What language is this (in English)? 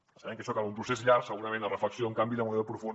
Catalan